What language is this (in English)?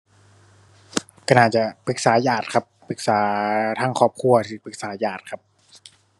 Thai